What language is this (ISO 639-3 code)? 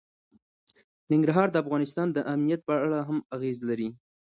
pus